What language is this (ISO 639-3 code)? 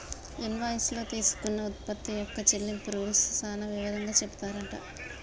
tel